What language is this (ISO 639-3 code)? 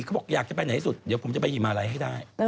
tha